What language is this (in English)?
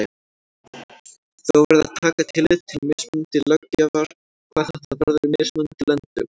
Icelandic